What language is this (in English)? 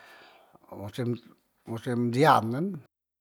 Musi